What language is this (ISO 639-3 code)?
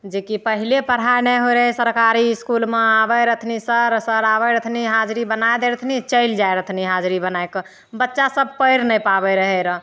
mai